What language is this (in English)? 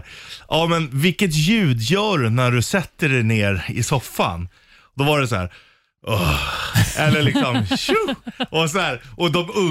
Swedish